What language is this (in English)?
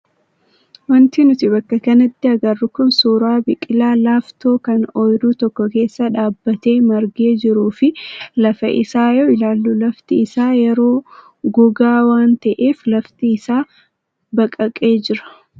Oromo